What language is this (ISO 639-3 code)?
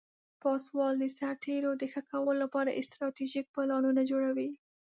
pus